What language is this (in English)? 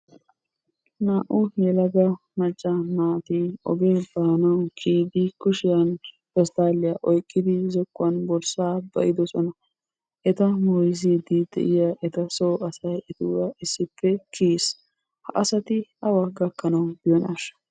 Wolaytta